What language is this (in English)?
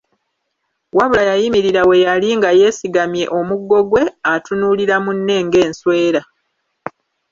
Ganda